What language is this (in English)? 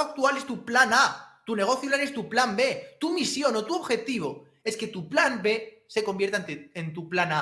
Spanish